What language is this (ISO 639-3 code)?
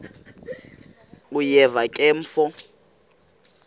xho